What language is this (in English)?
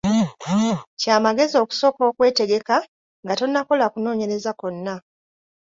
Ganda